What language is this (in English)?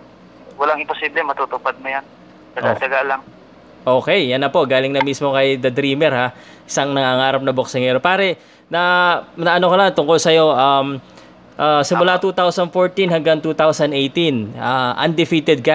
Filipino